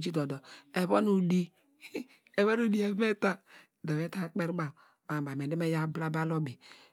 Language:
Degema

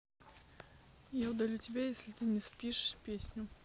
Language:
Russian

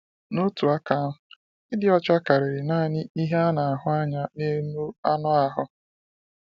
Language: Igbo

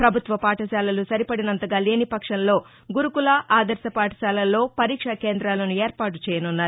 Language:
Telugu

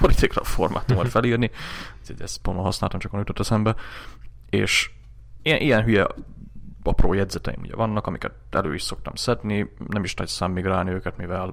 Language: Hungarian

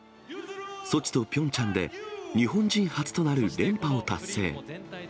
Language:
Japanese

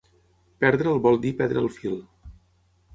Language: Catalan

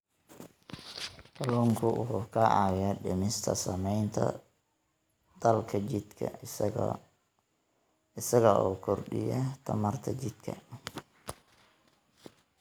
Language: Somali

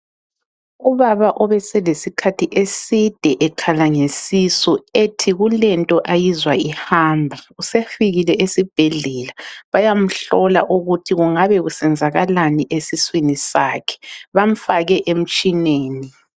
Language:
North Ndebele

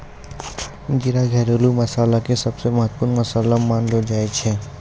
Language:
Maithili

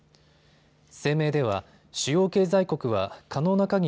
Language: Japanese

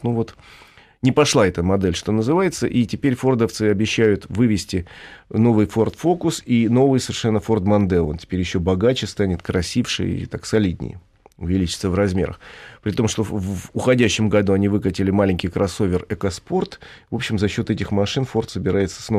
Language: Russian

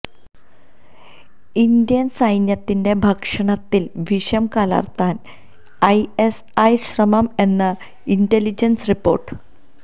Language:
Malayalam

